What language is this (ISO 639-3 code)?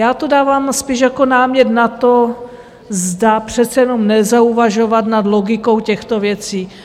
ces